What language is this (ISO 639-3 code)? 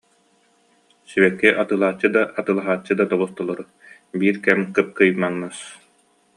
sah